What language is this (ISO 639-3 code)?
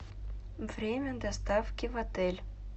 rus